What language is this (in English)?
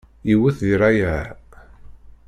Kabyle